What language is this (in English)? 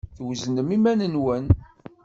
Kabyle